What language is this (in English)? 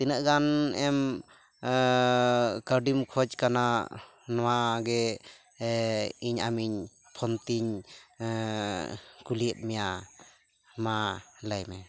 Santali